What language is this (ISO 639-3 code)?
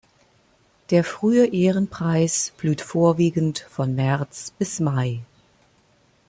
deu